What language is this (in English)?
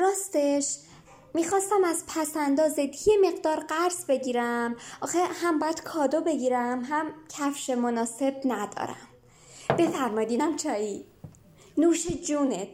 Persian